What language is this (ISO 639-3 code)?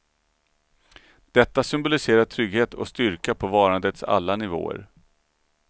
swe